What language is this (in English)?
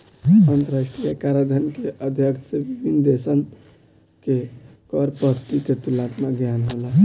Bhojpuri